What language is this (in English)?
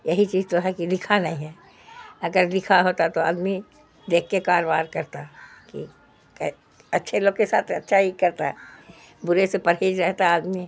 Urdu